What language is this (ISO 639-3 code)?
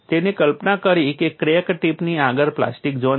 guj